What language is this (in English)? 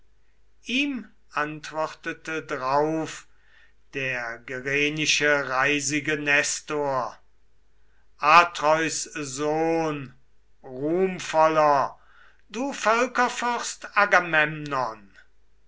German